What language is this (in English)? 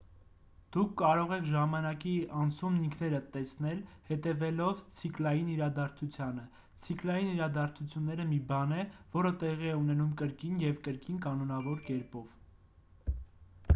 Armenian